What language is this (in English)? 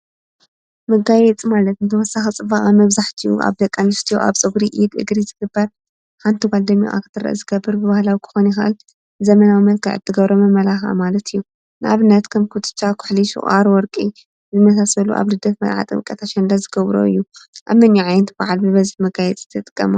Tigrinya